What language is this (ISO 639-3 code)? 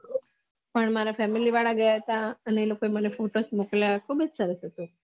guj